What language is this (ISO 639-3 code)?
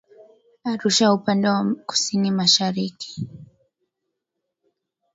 swa